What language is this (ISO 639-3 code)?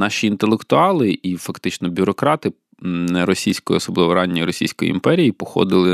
ukr